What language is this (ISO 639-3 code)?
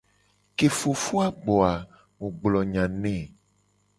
gej